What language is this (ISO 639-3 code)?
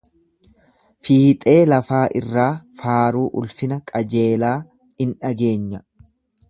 orm